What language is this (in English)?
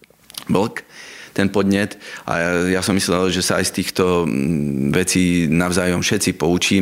Slovak